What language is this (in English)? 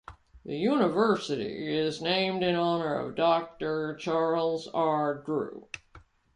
English